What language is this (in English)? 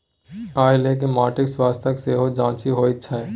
Maithili